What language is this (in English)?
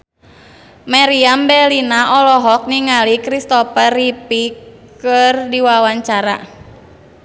Sundanese